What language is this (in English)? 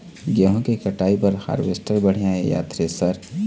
Chhattisgarhi